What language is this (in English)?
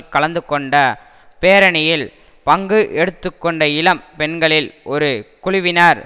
Tamil